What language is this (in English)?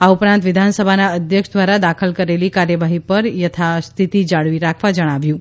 Gujarati